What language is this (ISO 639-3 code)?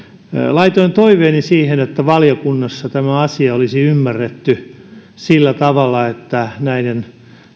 fin